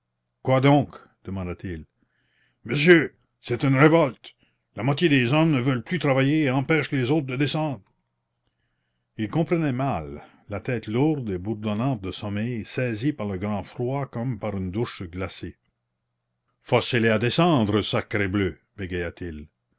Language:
French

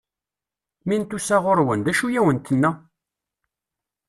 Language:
Kabyle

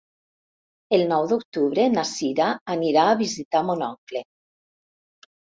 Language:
Catalan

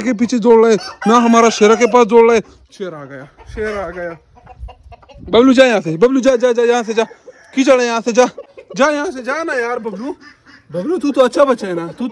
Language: Arabic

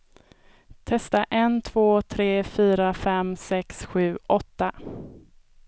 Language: Swedish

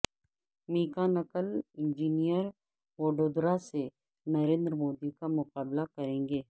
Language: Urdu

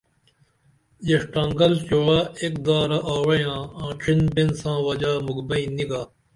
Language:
Dameli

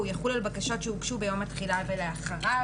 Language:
Hebrew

